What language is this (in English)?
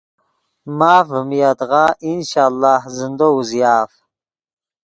Yidgha